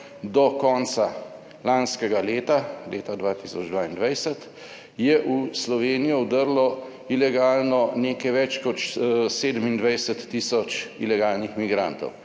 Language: Slovenian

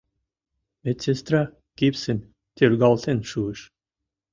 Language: Mari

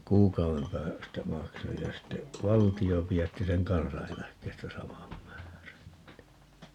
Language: Finnish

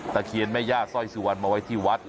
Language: Thai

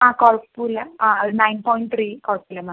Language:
Malayalam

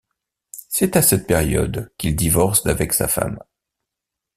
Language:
French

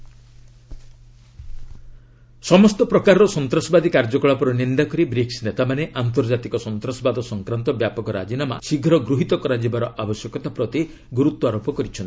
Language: Odia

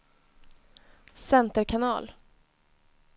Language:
Swedish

